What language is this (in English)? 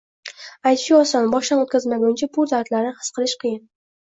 Uzbek